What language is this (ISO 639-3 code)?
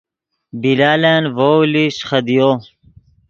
ydg